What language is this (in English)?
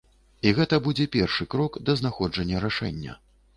Belarusian